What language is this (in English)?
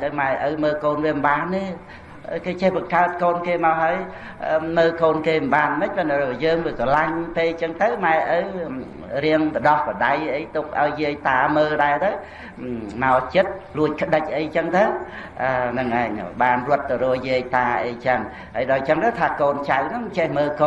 Vietnamese